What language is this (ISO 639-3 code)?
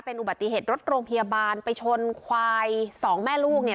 tha